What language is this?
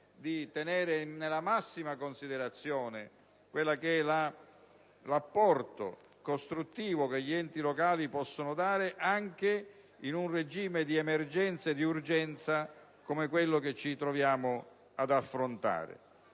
Italian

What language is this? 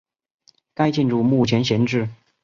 Chinese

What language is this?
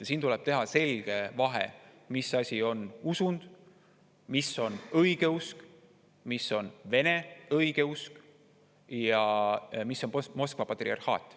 Estonian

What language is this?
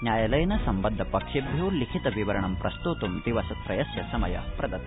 Sanskrit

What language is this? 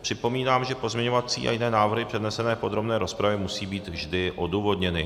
Czech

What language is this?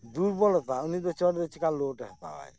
Santali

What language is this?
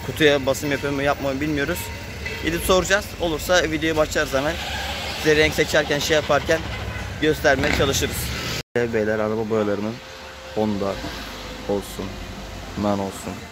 Turkish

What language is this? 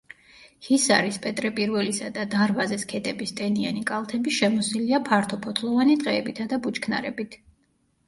Georgian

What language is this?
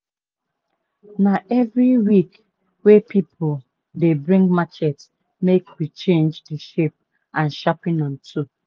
Nigerian Pidgin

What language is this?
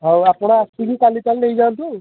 Odia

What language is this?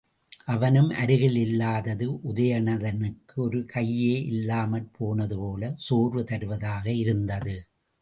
Tamil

